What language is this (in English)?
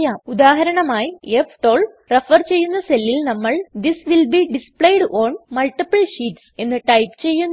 Malayalam